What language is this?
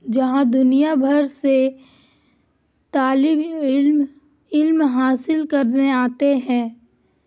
Urdu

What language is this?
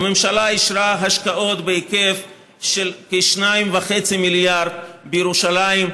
Hebrew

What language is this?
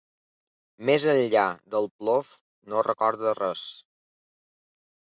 Catalan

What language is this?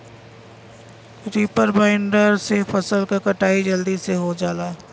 Bhojpuri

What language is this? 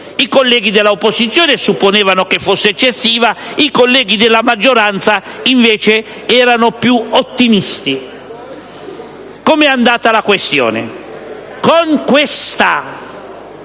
Italian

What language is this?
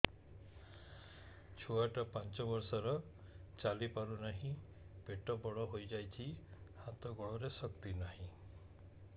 Odia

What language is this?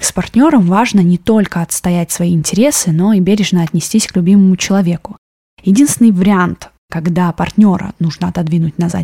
Russian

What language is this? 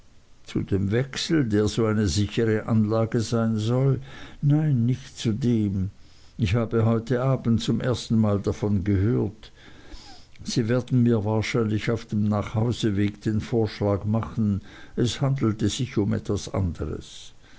German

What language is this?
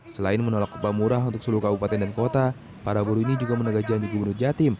Indonesian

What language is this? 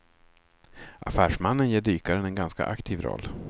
Swedish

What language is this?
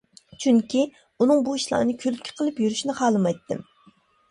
Uyghur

